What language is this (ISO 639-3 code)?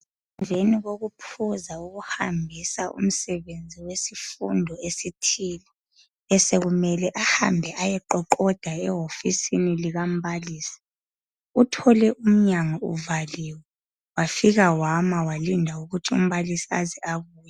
nde